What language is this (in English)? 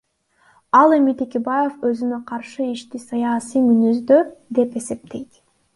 Kyrgyz